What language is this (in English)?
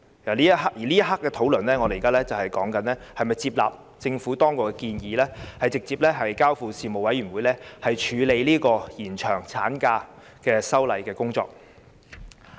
Cantonese